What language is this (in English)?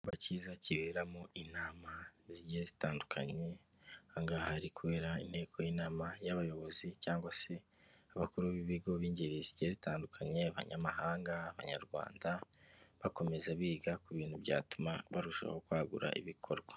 Kinyarwanda